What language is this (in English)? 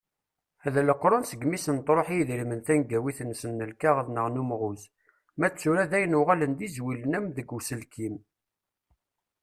Kabyle